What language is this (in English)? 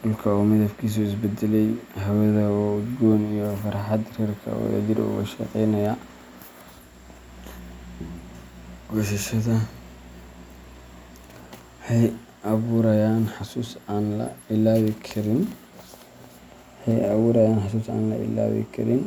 Somali